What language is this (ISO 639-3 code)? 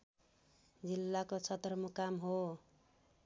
nep